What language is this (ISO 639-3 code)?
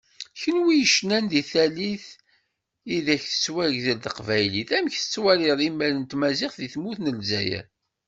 kab